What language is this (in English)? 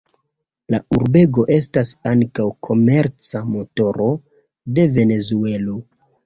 Esperanto